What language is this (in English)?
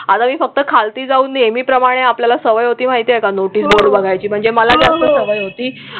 Marathi